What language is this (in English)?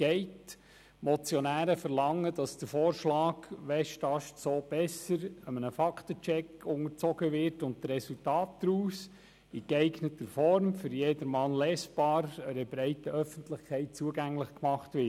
Swiss German